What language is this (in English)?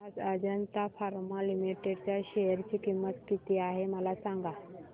Marathi